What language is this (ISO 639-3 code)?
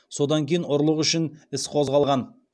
kaz